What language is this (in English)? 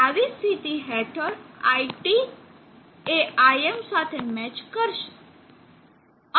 Gujarati